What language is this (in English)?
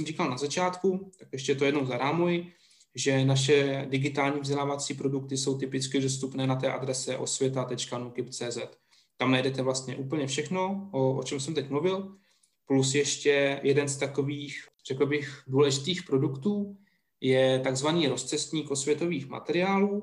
Czech